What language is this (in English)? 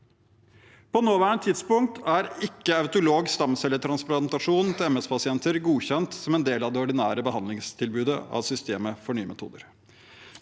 Norwegian